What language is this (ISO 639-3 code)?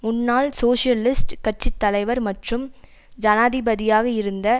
tam